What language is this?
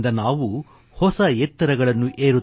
Kannada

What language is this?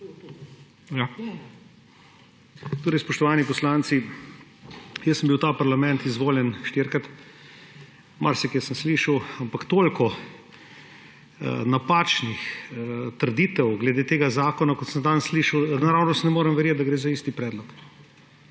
Slovenian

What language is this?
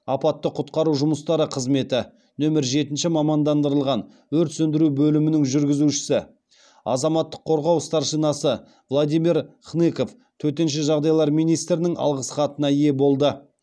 Kazakh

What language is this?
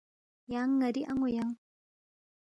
Balti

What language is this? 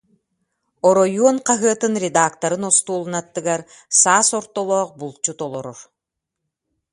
Yakut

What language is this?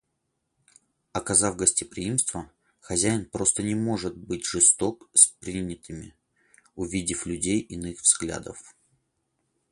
Russian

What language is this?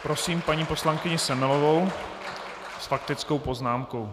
Czech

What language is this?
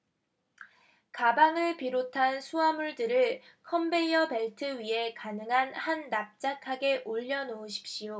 Korean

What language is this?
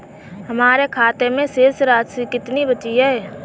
Hindi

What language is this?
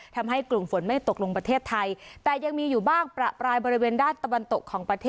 Thai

